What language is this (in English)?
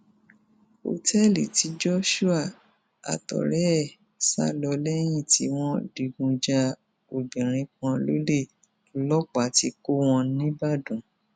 Yoruba